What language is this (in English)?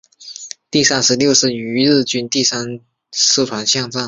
Chinese